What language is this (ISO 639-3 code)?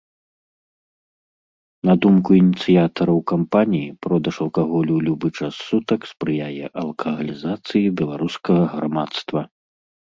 bel